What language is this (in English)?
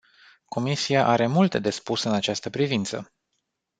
Romanian